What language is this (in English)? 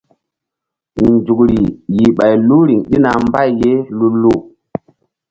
Mbum